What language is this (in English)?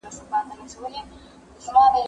Pashto